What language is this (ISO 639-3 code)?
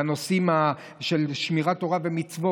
heb